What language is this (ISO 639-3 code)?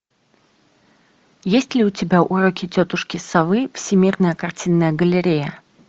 rus